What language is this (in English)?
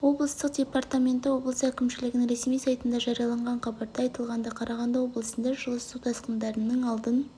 Kazakh